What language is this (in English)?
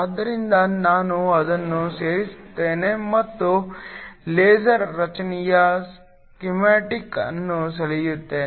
Kannada